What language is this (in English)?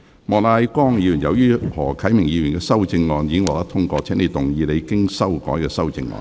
Cantonese